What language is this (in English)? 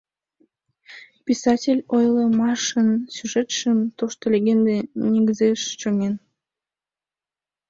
Mari